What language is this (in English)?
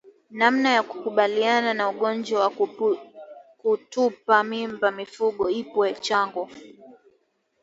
Swahili